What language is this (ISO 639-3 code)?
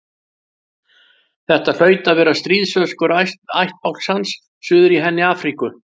isl